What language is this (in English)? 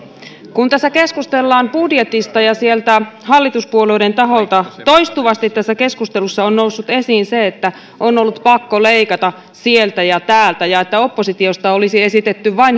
Finnish